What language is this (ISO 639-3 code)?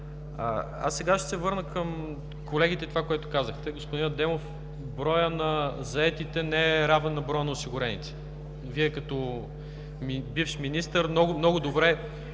bul